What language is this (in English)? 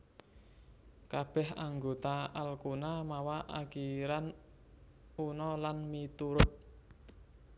Javanese